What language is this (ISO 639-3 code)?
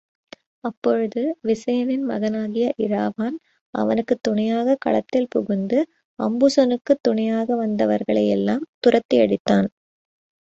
tam